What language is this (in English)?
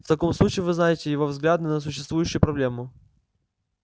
Russian